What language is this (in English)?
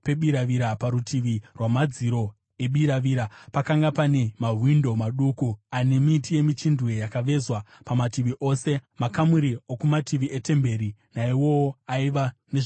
Shona